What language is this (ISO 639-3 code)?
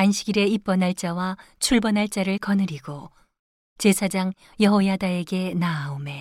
kor